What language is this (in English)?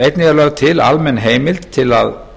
Icelandic